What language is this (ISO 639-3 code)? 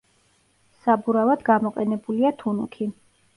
kat